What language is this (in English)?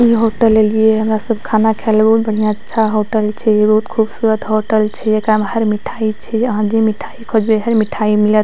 Maithili